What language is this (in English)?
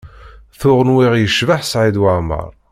Kabyle